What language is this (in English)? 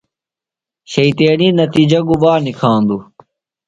Phalura